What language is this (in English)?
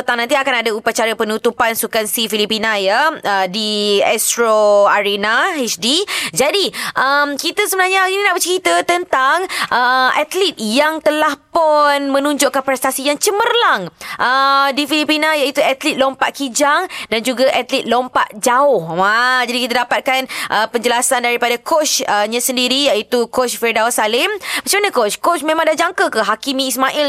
Malay